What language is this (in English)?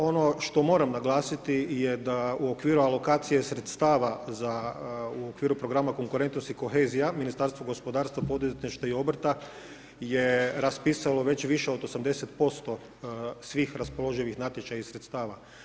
Croatian